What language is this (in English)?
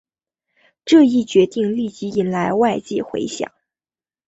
Chinese